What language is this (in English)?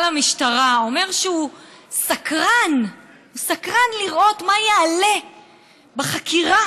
Hebrew